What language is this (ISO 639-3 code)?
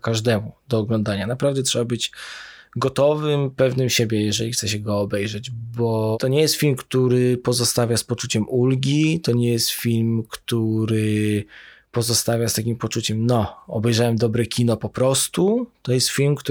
pol